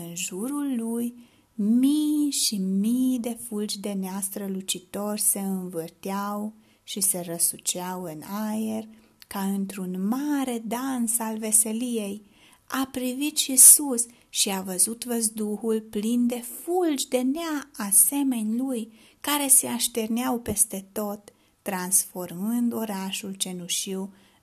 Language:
Romanian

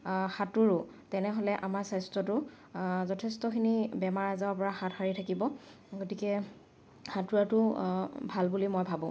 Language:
Assamese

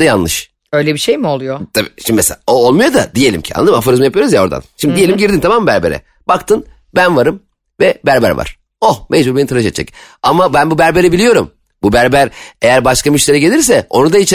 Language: Turkish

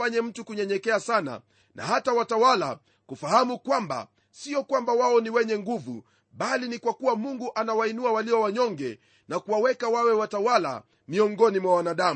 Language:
Swahili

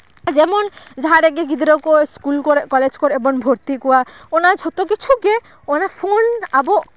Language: Santali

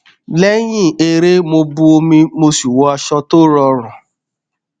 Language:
Yoruba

